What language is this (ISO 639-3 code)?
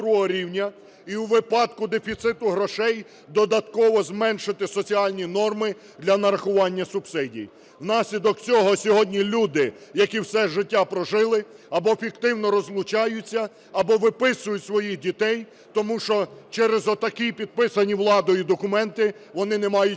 ukr